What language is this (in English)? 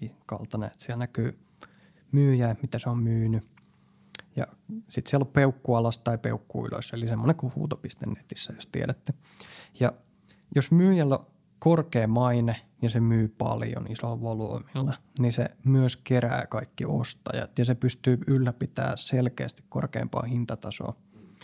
Finnish